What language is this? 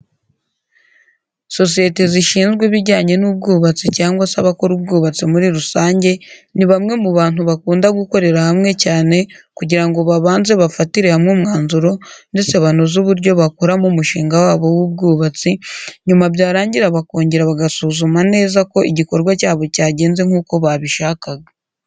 Kinyarwanda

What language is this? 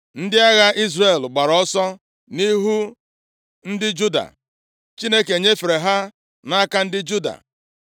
Igbo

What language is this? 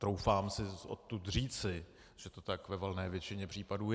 Czech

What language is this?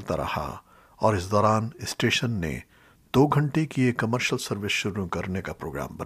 Urdu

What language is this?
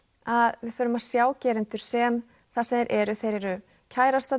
Icelandic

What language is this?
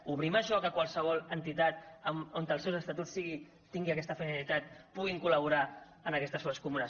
Catalan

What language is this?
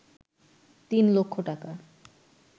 Bangla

